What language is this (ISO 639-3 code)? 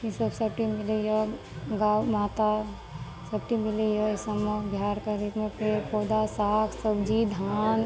mai